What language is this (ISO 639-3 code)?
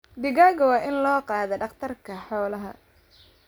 som